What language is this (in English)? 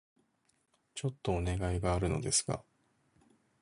Japanese